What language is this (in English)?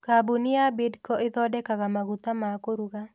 Kikuyu